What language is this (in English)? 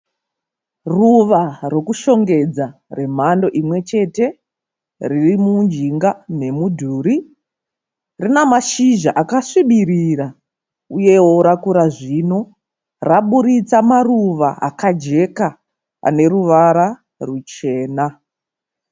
Shona